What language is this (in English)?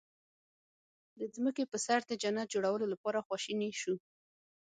Pashto